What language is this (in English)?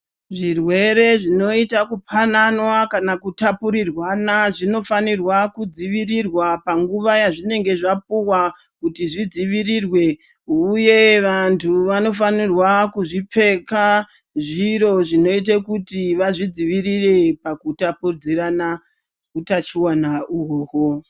Ndau